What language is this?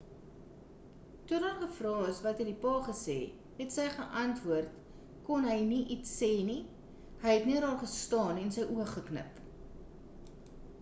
Afrikaans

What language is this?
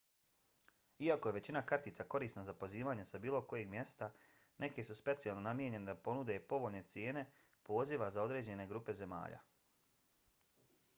Bosnian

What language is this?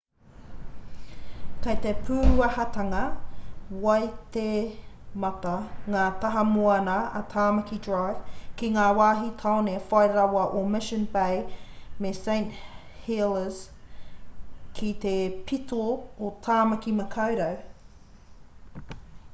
Māori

